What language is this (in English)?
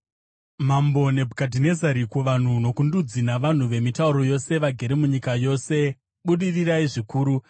Shona